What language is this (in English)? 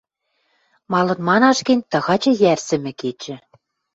Western Mari